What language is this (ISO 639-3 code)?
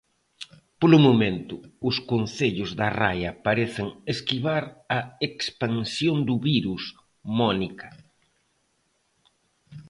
glg